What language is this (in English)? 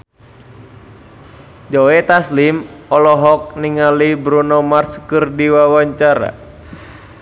Sundanese